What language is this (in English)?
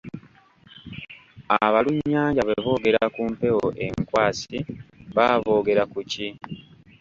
Ganda